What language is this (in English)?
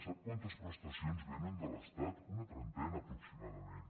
Catalan